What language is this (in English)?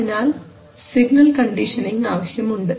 Malayalam